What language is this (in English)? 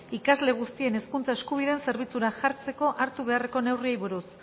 Basque